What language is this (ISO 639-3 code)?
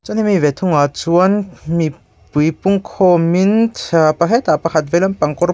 lus